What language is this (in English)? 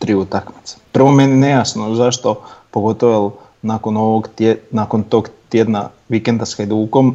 Croatian